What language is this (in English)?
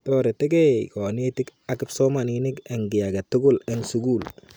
Kalenjin